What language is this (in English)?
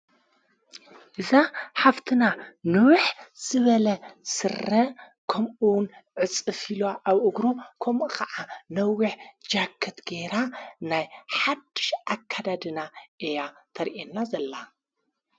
Tigrinya